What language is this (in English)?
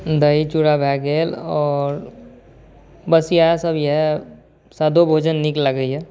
Maithili